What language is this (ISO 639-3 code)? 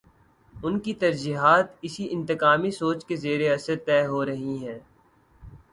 urd